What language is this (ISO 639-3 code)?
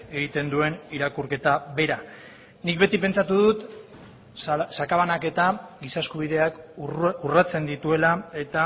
eus